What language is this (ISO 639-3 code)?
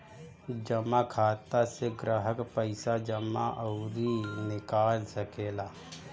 bho